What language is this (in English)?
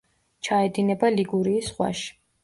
Georgian